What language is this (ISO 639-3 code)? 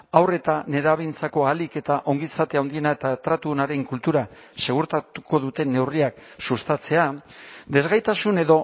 eus